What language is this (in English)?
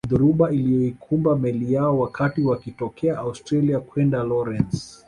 Swahili